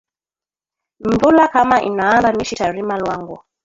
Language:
Swahili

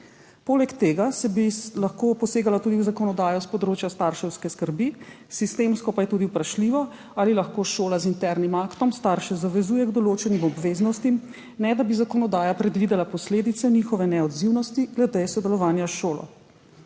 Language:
Slovenian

